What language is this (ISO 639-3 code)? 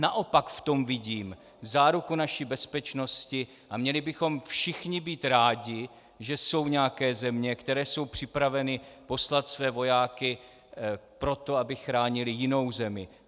ces